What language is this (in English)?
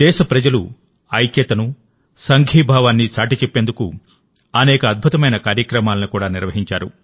Telugu